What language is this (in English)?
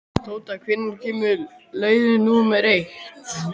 Icelandic